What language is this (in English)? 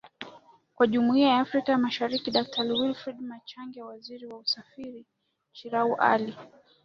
Swahili